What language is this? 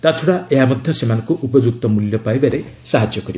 Odia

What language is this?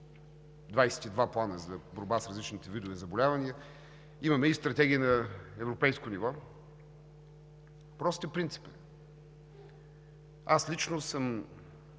Bulgarian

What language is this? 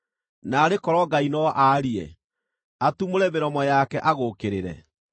Kikuyu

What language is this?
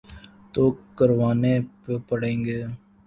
Urdu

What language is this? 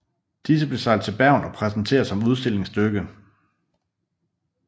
Danish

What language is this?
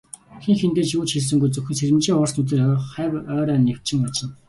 Mongolian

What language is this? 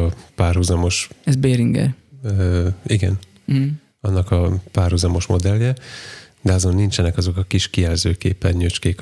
Hungarian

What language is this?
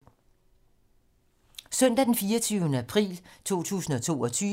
Danish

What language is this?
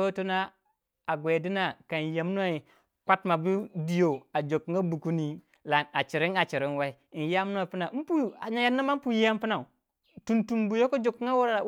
Waja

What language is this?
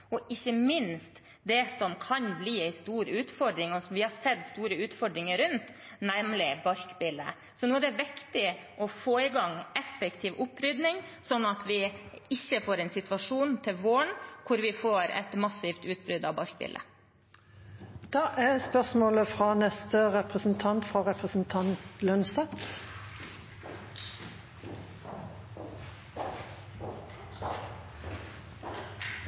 Norwegian Bokmål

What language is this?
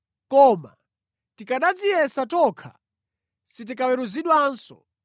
Nyanja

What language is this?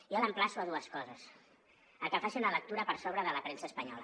Catalan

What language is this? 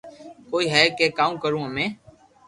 Loarki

